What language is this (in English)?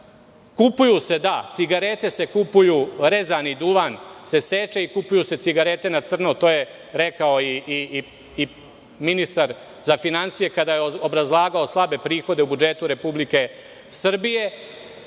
Serbian